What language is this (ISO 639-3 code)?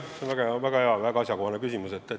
est